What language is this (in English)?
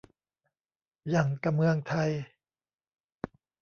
Thai